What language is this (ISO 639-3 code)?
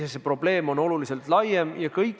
est